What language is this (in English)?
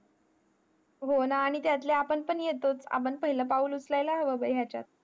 Marathi